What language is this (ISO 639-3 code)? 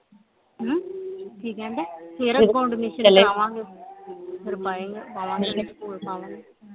pan